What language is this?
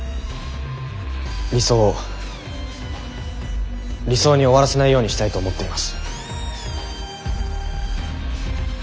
Japanese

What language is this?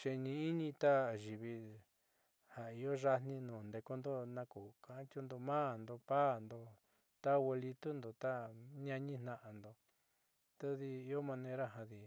Southeastern Nochixtlán Mixtec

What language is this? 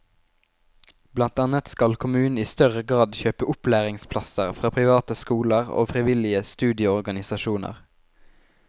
Norwegian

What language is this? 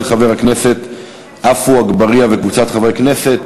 Hebrew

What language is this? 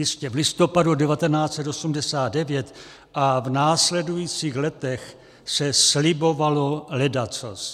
Czech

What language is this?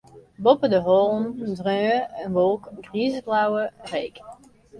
Western Frisian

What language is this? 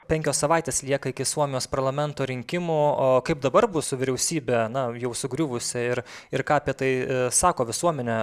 Lithuanian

